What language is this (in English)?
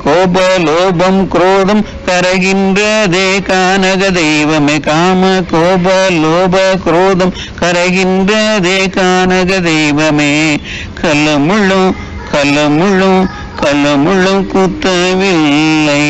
Tamil